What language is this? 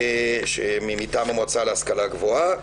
Hebrew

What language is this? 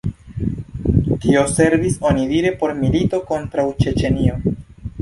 Esperanto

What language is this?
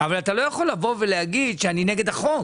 Hebrew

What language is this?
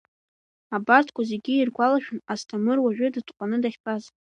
Abkhazian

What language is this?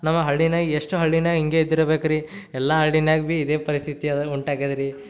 Kannada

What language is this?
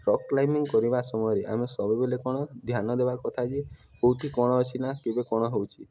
Odia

